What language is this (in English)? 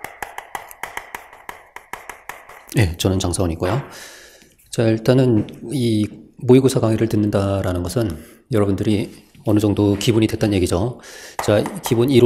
Korean